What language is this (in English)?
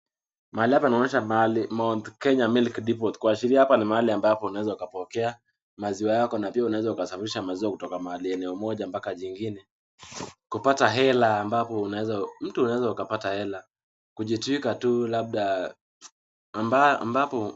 Swahili